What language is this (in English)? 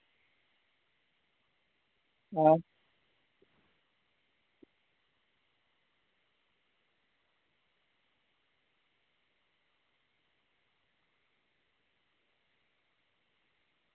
Dogri